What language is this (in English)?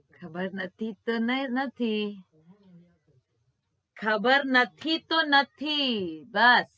Gujarati